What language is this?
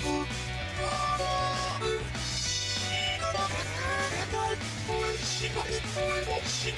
Korean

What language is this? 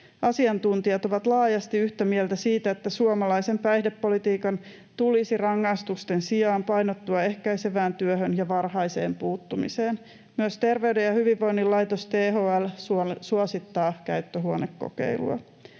Finnish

